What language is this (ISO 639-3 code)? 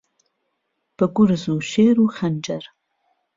ckb